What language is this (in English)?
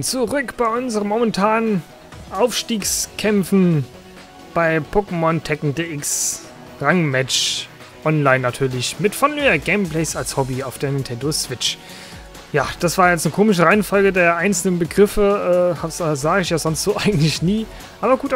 German